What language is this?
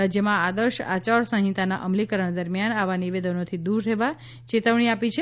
Gujarati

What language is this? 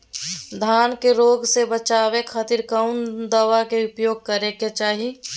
Magahi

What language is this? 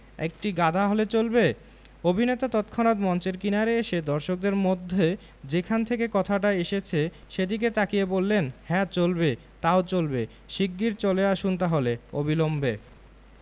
Bangla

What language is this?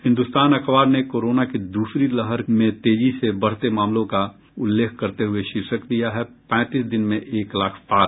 Hindi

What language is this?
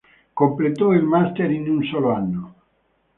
Italian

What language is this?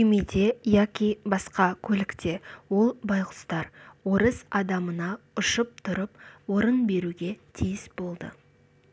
Kazakh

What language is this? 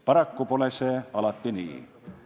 Estonian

